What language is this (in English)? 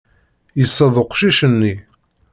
Kabyle